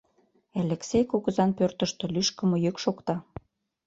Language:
Mari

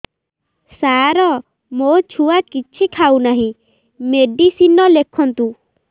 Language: Odia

